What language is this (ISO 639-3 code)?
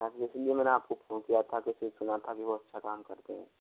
hin